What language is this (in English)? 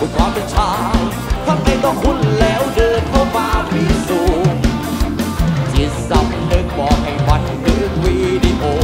Thai